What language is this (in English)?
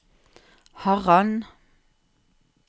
Norwegian